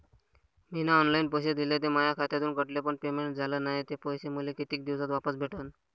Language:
Marathi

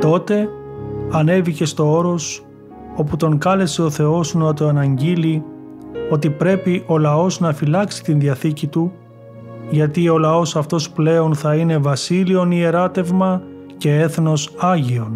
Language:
Greek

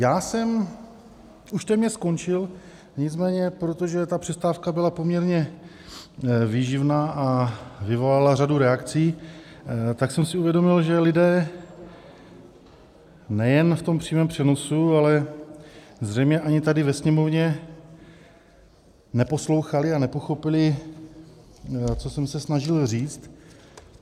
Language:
Czech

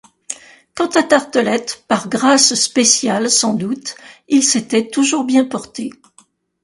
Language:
French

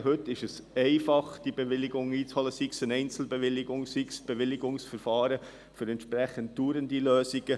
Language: Swiss German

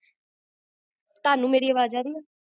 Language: Punjabi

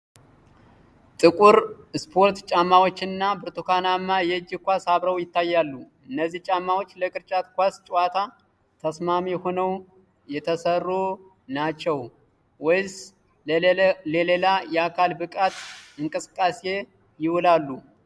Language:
Amharic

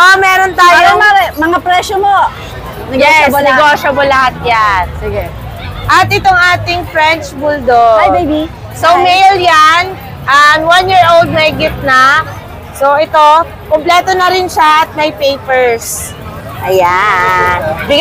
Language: Filipino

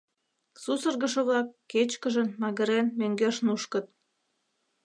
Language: Mari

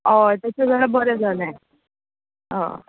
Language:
Konkani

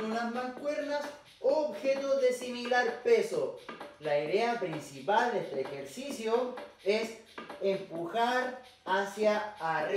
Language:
Spanish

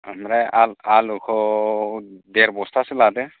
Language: Bodo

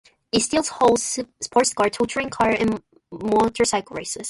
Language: English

